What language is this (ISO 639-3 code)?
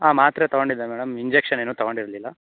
kan